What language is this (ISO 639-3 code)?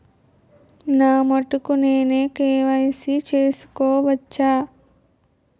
tel